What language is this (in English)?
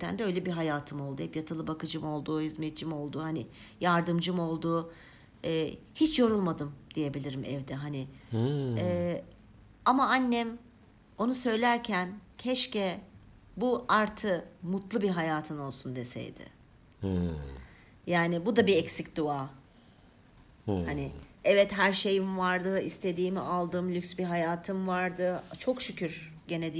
Turkish